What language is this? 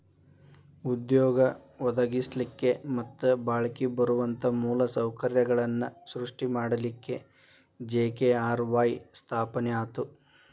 Kannada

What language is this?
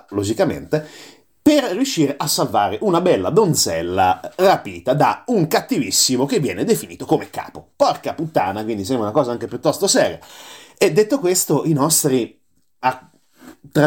Italian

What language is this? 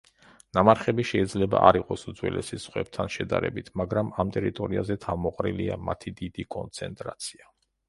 Georgian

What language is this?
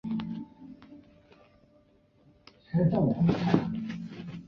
Chinese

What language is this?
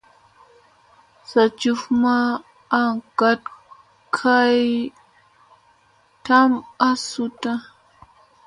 Musey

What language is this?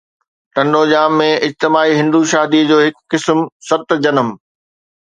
Sindhi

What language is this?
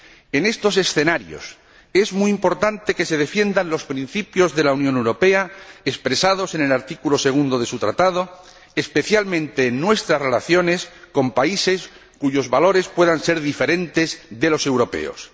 Spanish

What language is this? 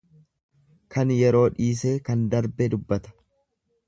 Oromo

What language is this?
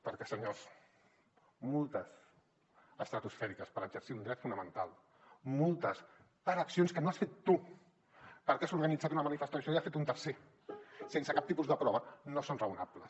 Catalan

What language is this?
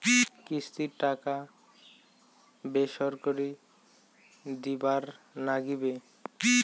Bangla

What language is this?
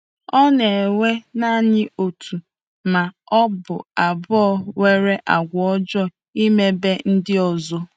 Igbo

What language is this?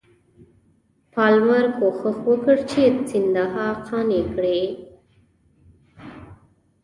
Pashto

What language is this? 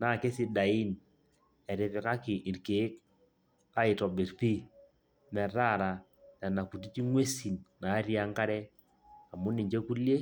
Masai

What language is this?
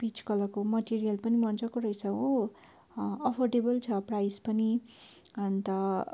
Nepali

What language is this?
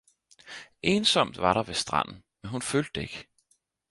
Danish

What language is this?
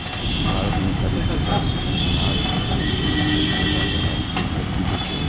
Maithili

